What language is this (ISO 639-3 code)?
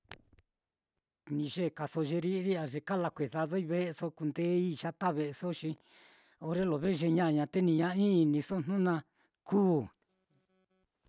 vmm